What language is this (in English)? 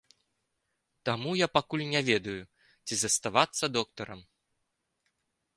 Belarusian